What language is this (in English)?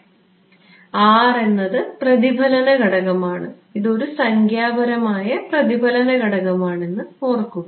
Malayalam